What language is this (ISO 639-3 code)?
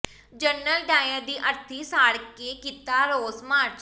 pan